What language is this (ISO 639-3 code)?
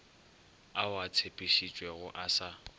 nso